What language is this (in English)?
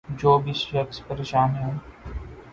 Urdu